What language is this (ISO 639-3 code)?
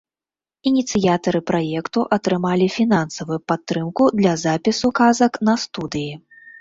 bel